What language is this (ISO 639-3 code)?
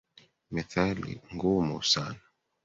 swa